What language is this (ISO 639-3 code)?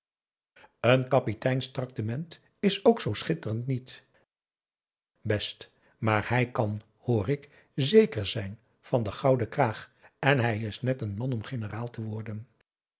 nld